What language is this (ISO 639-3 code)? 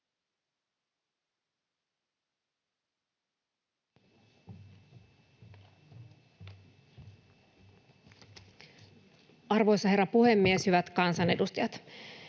fin